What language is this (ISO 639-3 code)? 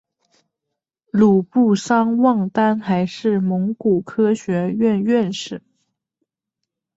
zho